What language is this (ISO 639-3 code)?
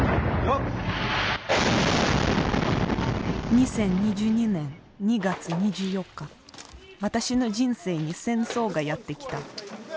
jpn